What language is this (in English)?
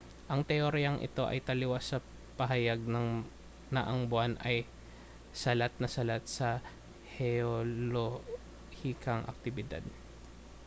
Filipino